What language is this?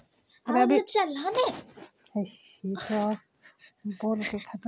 Magahi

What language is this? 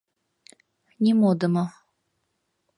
Mari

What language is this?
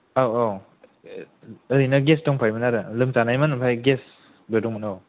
Bodo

